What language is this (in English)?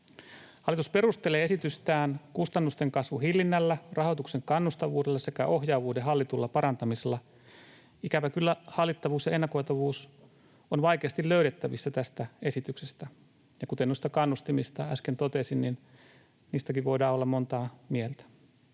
Finnish